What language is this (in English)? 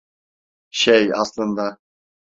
Turkish